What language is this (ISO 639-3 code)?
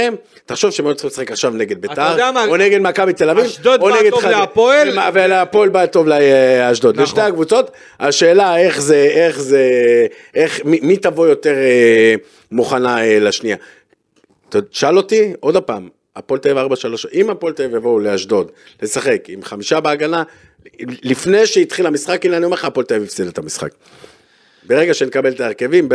heb